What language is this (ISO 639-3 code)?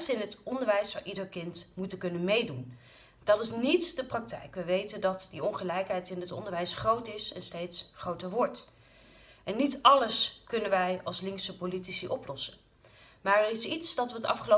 nld